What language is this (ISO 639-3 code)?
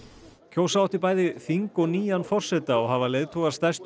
isl